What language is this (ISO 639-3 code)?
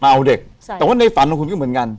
tha